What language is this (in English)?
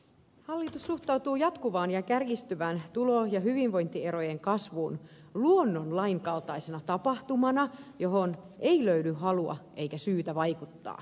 Finnish